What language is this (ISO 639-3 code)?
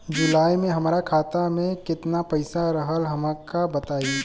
bho